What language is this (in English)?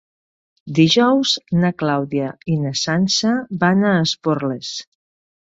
Catalan